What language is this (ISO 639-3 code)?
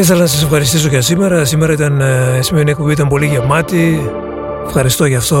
ell